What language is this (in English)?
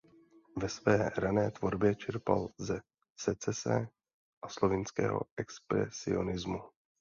Czech